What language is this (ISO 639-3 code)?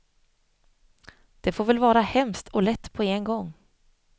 swe